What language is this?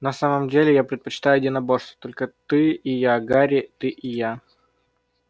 Russian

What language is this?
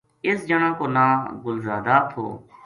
Gujari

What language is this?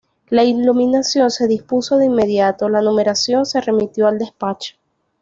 Spanish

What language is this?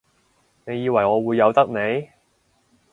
Cantonese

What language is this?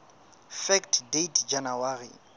Southern Sotho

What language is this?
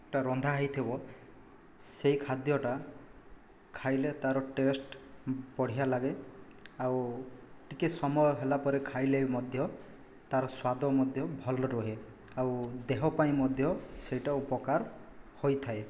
Odia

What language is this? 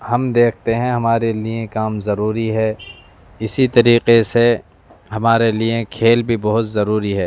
Urdu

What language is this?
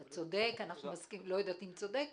Hebrew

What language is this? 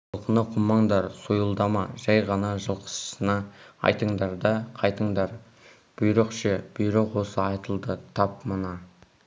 Kazakh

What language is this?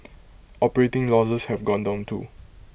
English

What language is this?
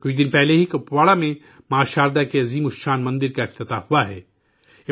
Urdu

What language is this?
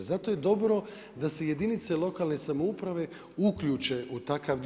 Croatian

